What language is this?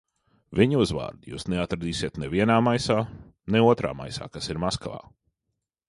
Latvian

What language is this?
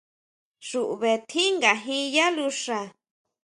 Huautla Mazatec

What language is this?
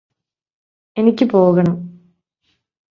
Malayalam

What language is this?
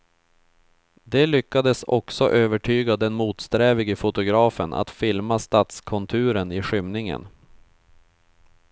Swedish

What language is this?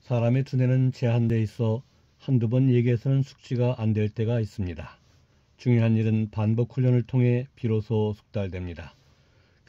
Korean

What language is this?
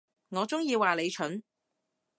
Cantonese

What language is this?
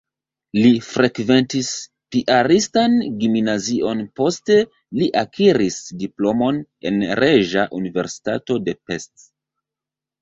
Esperanto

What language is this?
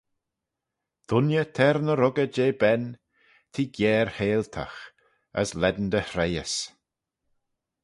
Manx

